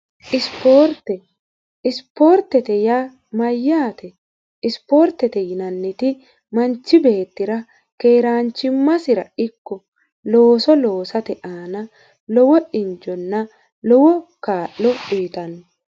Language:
Sidamo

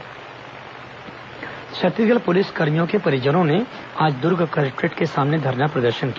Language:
Hindi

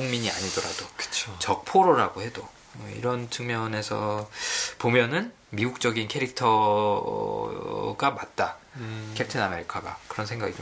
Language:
Korean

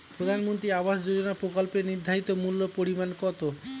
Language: Bangla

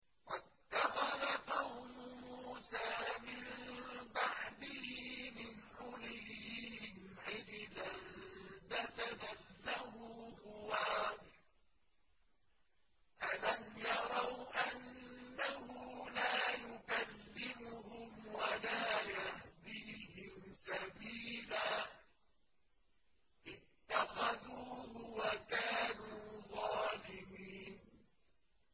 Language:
Arabic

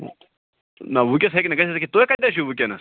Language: Kashmiri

